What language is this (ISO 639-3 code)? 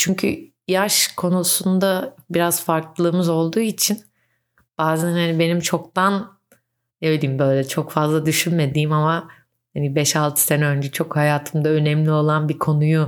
tur